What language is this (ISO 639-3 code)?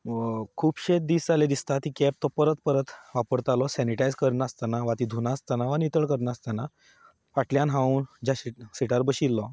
kok